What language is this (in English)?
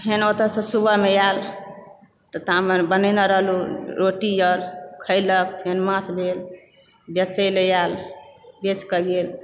Maithili